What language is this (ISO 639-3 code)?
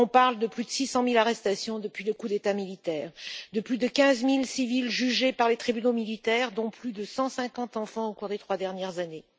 fra